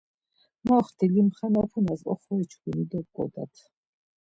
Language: Laz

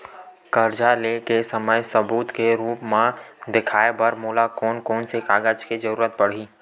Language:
Chhattisgarhi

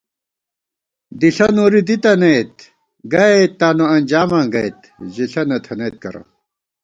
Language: Gawar-Bati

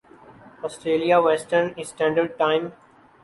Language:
Urdu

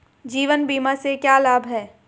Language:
Hindi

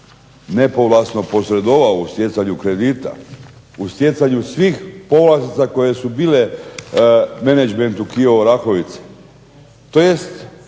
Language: Croatian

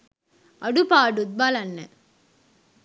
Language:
Sinhala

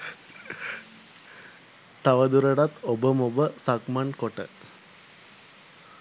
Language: Sinhala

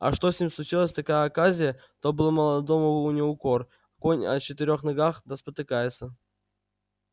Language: Russian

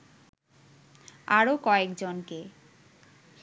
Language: Bangla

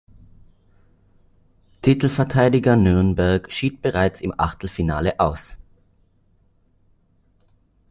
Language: German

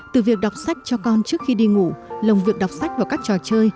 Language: Vietnamese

